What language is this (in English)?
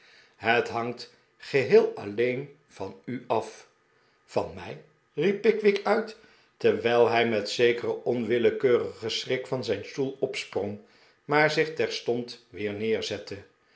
Dutch